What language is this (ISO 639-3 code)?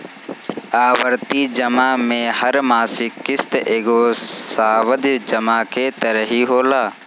bho